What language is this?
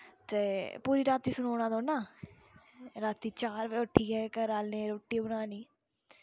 Dogri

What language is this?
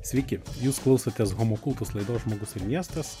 Lithuanian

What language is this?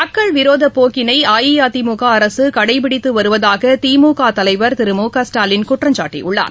Tamil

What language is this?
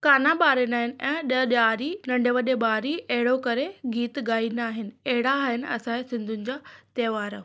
Sindhi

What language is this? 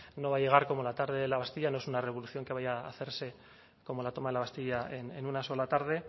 Spanish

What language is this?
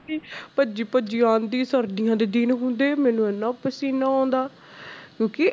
Punjabi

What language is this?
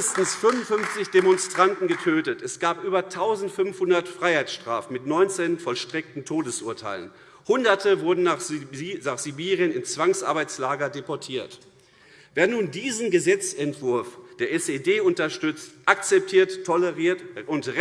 German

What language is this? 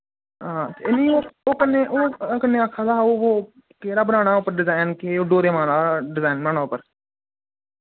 Dogri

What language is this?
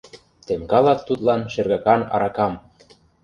Mari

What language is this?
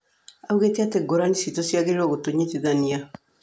Kikuyu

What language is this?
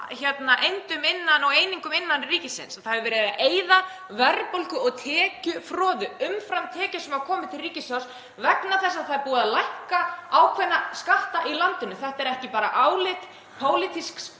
Icelandic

